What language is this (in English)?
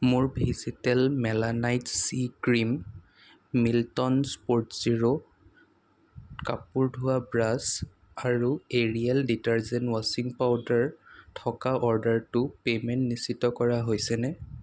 Assamese